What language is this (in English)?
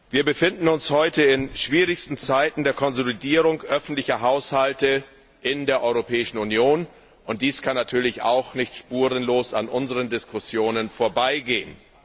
German